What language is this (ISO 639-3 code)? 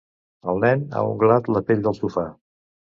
cat